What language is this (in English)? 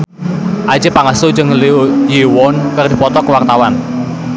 Sundanese